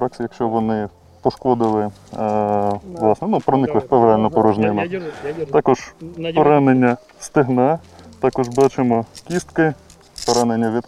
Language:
Ukrainian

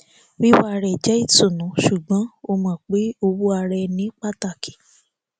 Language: Yoruba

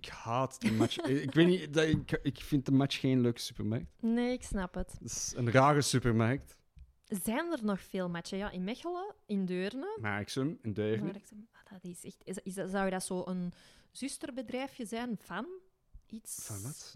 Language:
Dutch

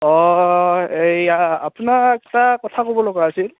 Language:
Assamese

